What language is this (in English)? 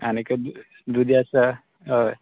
Konkani